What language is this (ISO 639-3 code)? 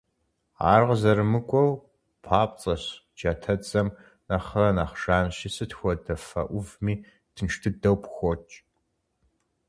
kbd